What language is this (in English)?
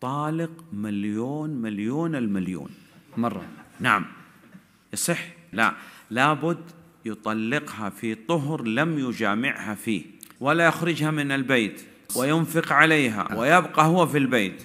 Arabic